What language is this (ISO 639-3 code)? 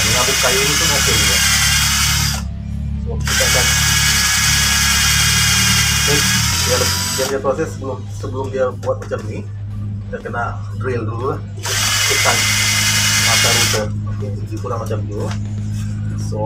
ind